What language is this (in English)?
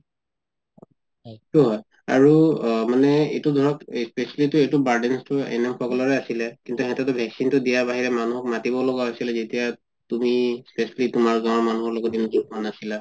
Assamese